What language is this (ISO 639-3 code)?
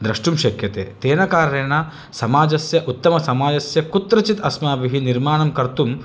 san